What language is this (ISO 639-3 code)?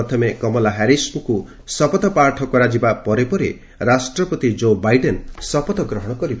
ori